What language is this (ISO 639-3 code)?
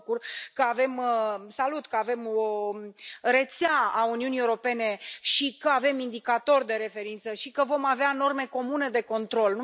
ron